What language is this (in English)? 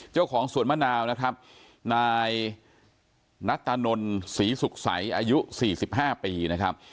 Thai